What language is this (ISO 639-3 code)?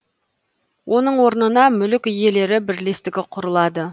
kaz